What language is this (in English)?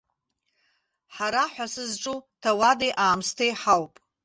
Abkhazian